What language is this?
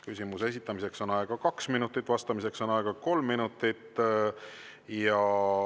Estonian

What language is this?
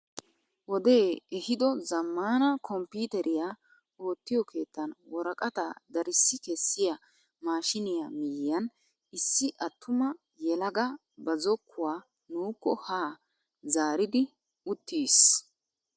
Wolaytta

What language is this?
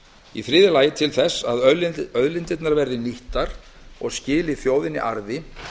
Icelandic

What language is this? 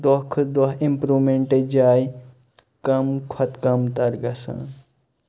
Kashmiri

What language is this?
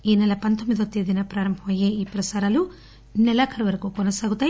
Telugu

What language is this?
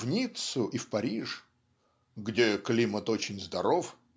Russian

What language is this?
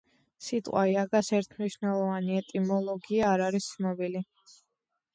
Georgian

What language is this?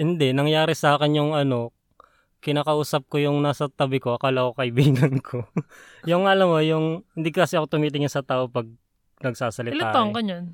Filipino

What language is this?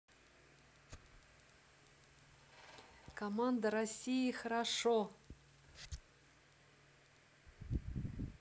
Russian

